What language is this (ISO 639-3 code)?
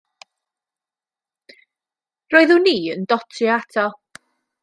cym